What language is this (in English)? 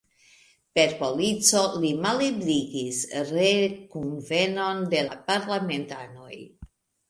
Esperanto